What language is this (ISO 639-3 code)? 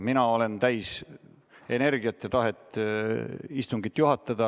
est